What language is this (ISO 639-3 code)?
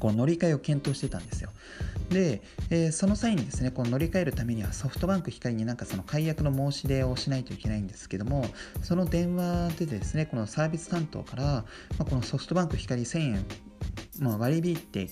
jpn